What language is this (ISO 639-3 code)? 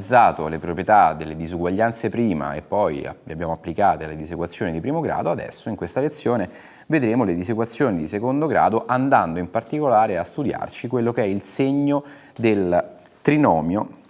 ita